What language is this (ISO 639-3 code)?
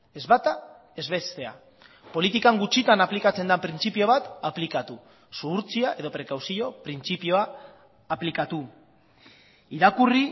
eus